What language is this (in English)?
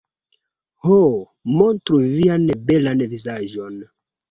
Esperanto